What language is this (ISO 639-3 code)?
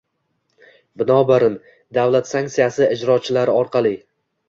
uzb